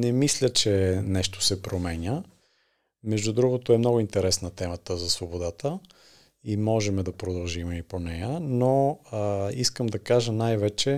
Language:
Bulgarian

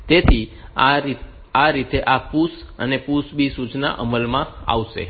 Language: Gujarati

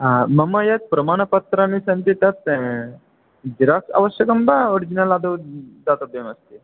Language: Sanskrit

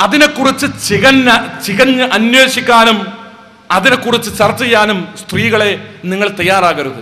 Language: Malayalam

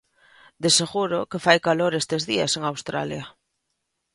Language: Galician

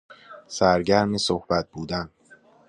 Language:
Persian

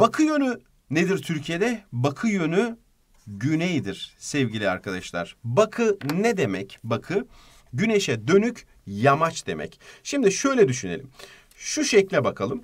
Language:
Turkish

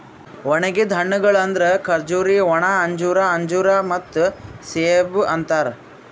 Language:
Kannada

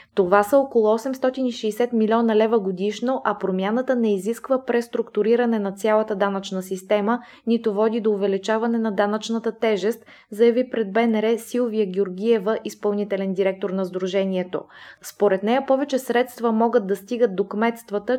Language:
Bulgarian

